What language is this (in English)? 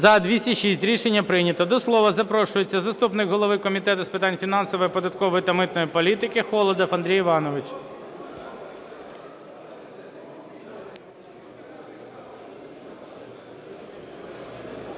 Ukrainian